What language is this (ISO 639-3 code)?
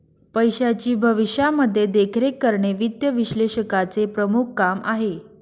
mar